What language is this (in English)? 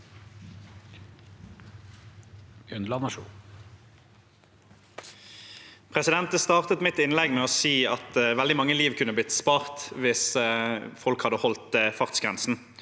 Norwegian